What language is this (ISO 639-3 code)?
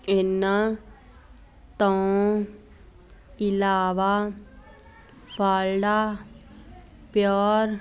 pan